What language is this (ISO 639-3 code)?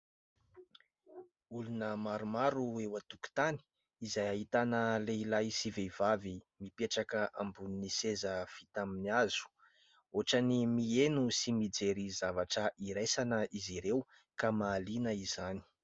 mlg